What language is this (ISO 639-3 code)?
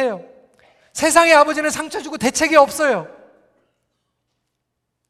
kor